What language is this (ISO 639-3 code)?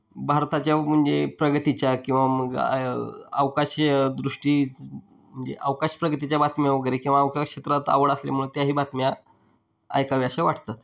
mar